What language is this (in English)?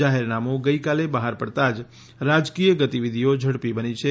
Gujarati